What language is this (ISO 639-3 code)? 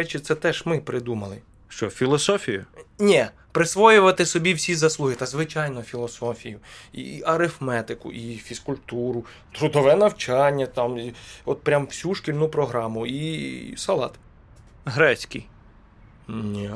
ukr